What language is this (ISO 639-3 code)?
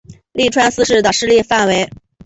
zho